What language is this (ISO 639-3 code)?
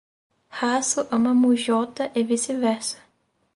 por